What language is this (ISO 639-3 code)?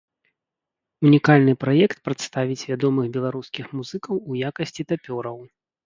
bel